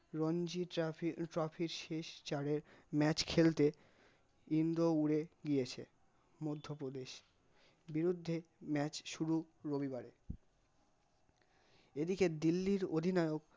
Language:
Bangla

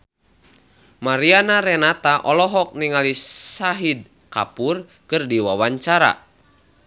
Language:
Sundanese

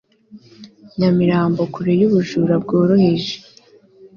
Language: Kinyarwanda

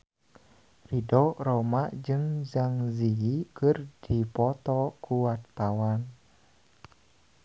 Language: Sundanese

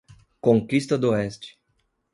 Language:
Portuguese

